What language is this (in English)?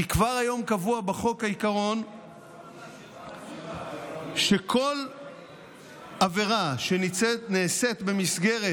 Hebrew